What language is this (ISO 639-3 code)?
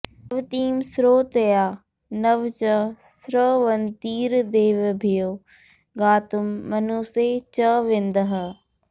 san